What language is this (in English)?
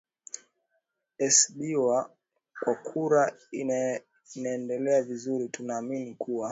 Swahili